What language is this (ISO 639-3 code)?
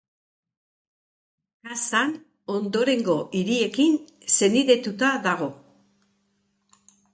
eus